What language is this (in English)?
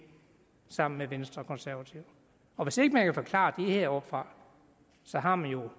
Danish